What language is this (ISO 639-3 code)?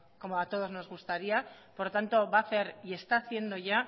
spa